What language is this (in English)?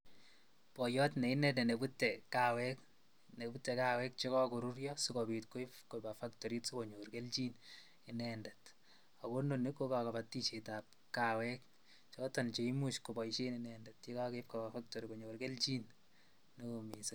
Kalenjin